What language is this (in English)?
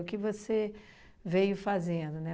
Portuguese